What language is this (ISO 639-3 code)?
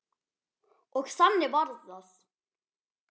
isl